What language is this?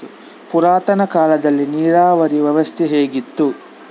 Kannada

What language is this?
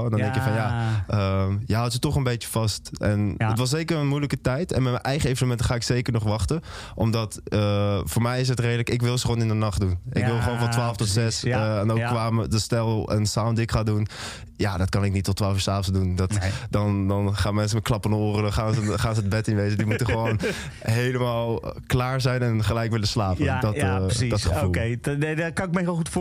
Dutch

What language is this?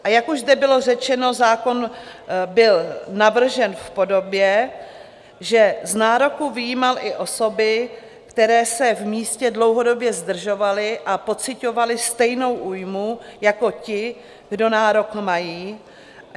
Czech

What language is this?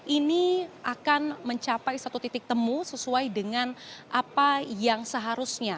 Indonesian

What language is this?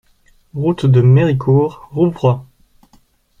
French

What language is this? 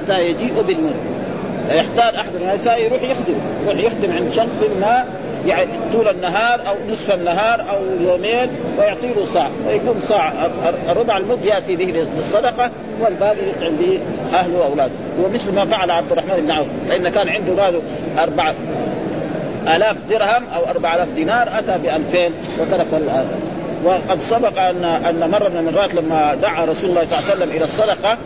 Arabic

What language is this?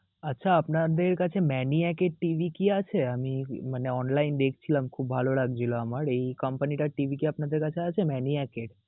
Bangla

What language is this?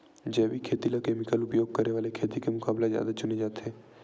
Chhattisgarhi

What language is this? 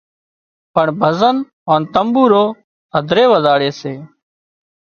Wadiyara Koli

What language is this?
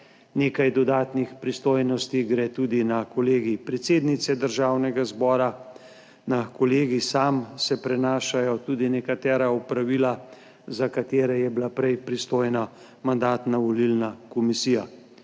Slovenian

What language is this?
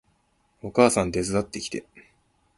Japanese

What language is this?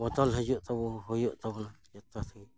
Santali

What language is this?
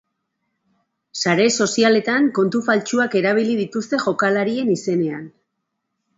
Basque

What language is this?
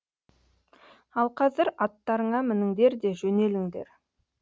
Kazakh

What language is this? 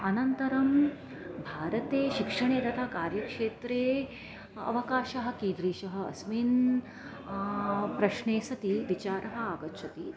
Sanskrit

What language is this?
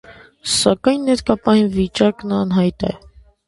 Armenian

